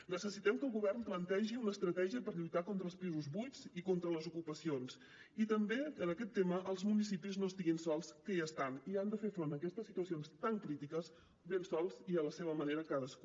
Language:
Catalan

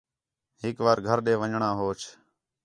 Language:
Khetrani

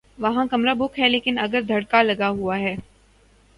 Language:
Urdu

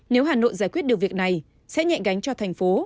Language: Vietnamese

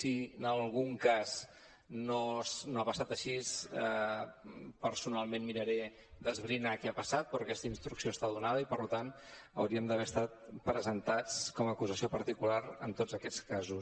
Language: Catalan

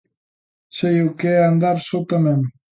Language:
Galician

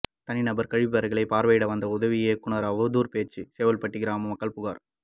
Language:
Tamil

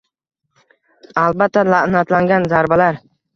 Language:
Uzbek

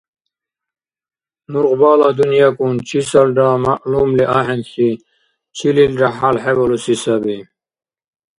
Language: Dargwa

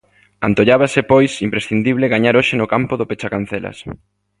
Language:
Galician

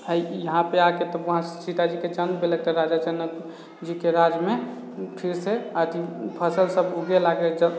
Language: Maithili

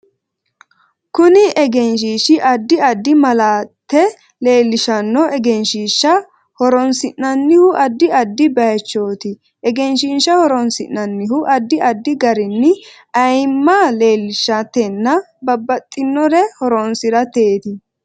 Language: Sidamo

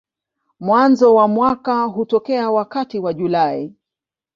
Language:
Swahili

